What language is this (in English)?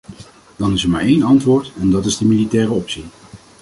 Dutch